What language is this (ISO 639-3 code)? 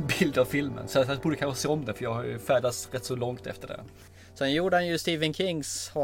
swe